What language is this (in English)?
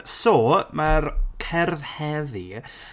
Welsh